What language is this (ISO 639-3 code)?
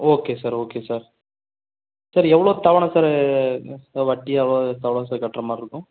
tam